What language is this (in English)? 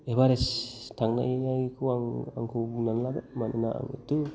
Bodo